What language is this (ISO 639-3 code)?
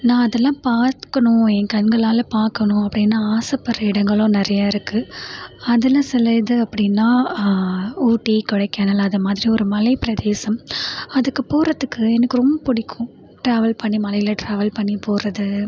tam